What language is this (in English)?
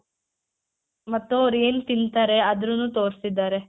Kannada